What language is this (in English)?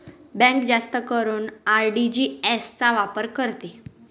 Marathi